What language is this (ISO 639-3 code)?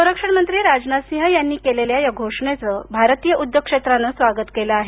mar